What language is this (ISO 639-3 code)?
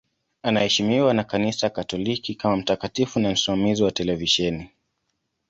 swa